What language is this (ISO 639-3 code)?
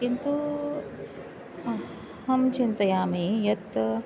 san